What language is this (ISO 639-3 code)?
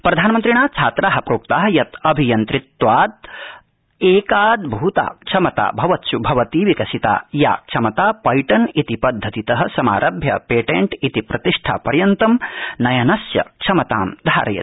san